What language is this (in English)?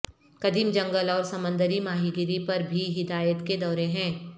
Urdu